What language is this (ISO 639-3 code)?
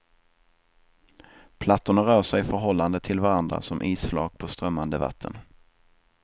swe